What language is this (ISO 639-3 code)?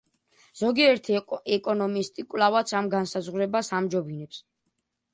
kat